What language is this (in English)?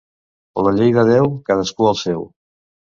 Catalan